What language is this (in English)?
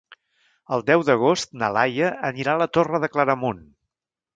Catalan